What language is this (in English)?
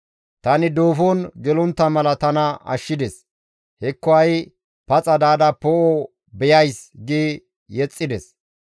Gamo